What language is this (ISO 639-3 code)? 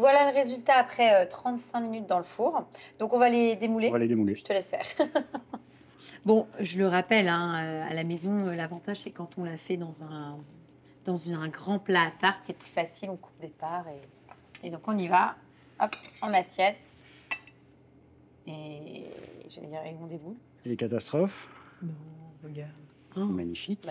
fra